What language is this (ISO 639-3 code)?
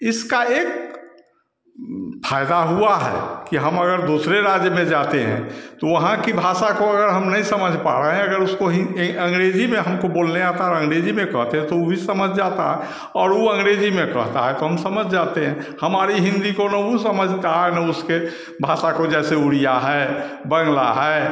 hin